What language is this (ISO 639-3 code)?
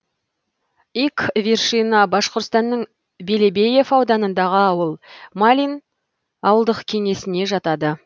kaz